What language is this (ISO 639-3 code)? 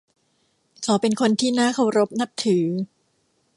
tha